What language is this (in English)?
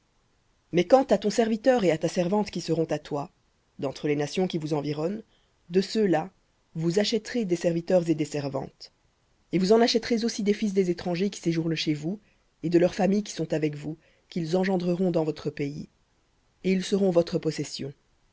French